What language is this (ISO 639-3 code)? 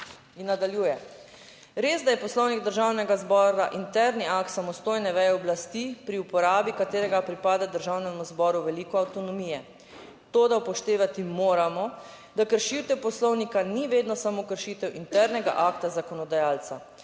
slv